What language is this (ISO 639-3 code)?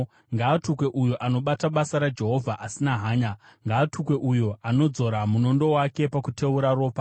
sna